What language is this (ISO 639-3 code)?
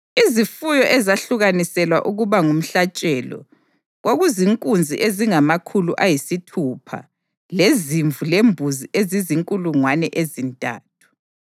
nde